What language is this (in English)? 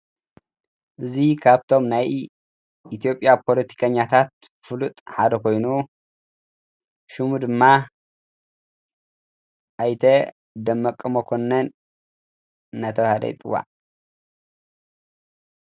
Tigrinya